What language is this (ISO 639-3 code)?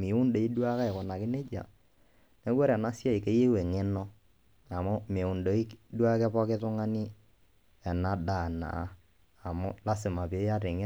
mas